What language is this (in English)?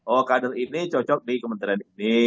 Indonesian